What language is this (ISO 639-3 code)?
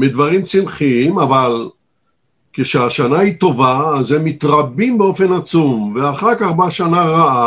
heb